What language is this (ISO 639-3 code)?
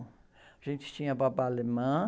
por